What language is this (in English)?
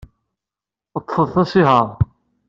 Kabyle